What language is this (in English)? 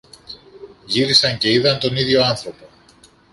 Greek